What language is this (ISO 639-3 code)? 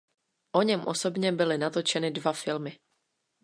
ces